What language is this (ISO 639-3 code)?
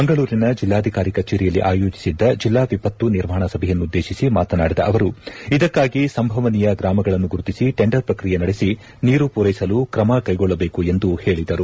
kan